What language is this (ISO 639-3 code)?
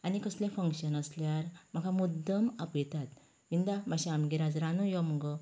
kok